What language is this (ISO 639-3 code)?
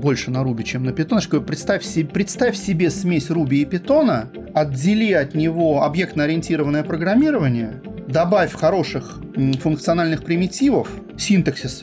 rus